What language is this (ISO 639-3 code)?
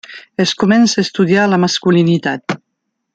cat